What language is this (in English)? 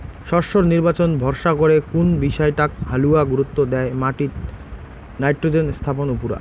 Bangla